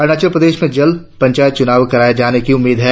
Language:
Hindi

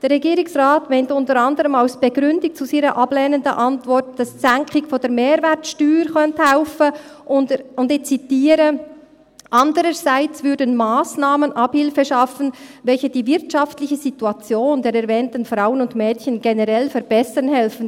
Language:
Swiss German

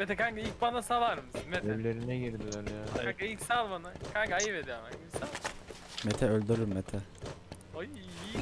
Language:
Turkish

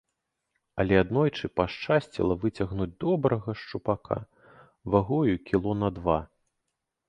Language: Belarusian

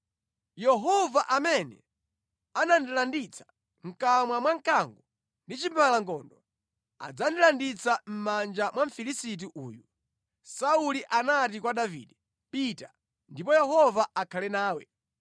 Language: Nyanja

